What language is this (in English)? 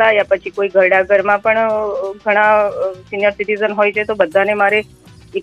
Hindi